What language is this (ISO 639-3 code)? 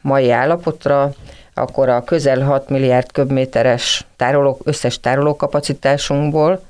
hun